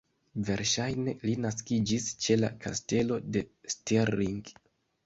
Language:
Esperanto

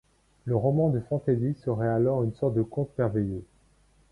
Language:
French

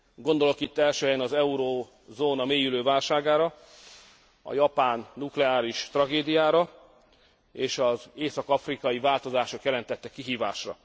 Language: Hungarian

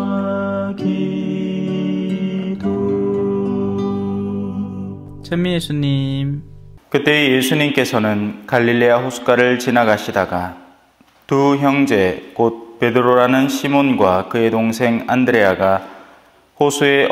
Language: Korean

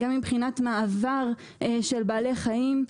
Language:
Hebrew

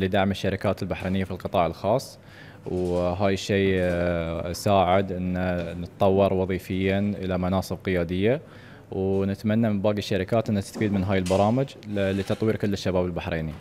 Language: Arabic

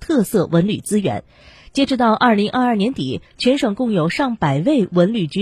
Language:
Chinese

